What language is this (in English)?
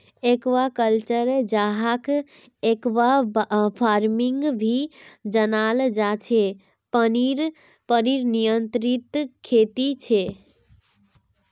Magahi